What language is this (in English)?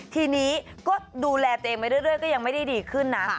Thai